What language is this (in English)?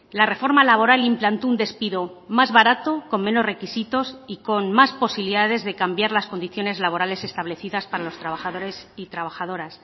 Spanish